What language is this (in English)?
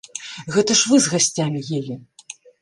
Belarusian